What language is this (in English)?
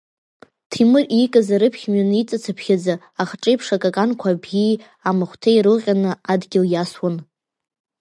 Abkhazian